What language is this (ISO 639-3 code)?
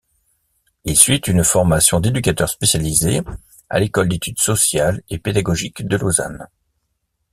fra